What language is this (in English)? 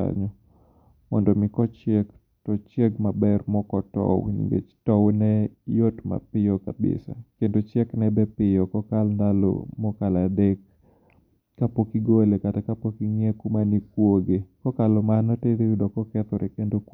Luo (Kenya and Tanzania)